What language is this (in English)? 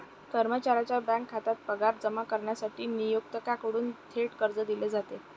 Marathi